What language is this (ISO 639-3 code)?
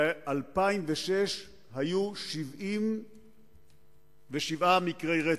heb